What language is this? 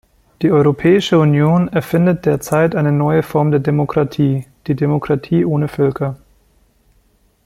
German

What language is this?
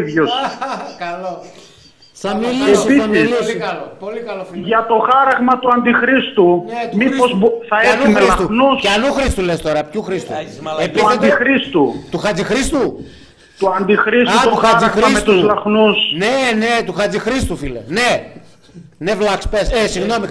Greek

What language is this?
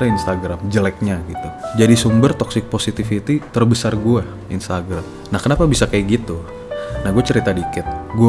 Indonesian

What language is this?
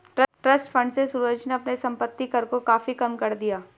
Hindi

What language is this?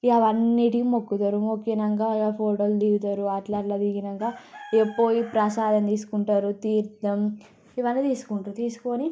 Telugu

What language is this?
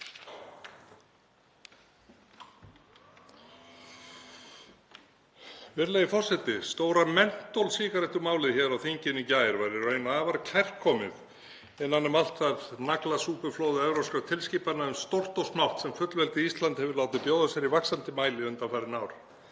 Icelandic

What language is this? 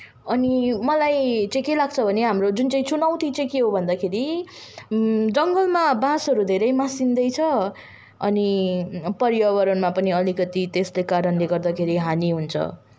Nepali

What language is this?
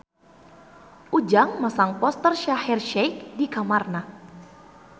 Sundanese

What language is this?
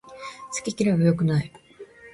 Japanese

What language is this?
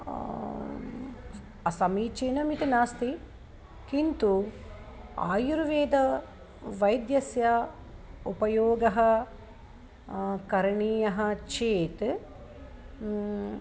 Sanskrit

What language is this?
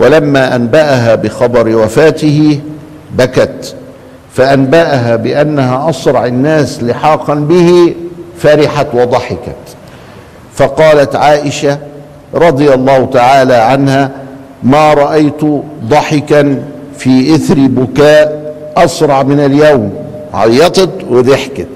Arabic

